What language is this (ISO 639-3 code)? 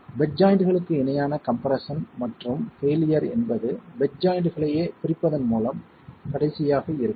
tam